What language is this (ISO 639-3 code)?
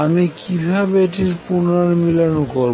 ben